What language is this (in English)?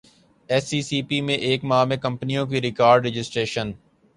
Urdu